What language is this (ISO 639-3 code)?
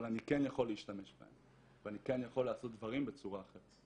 heb